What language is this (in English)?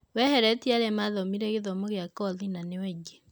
Kikuyu